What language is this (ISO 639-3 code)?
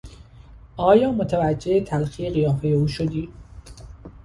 fas